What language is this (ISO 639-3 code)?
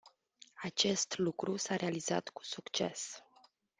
ron